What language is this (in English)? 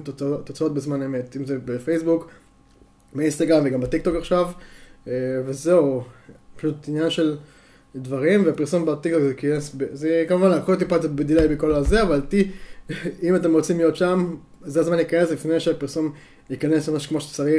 Hebrew